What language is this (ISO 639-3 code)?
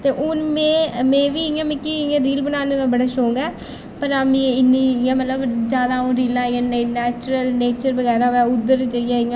doi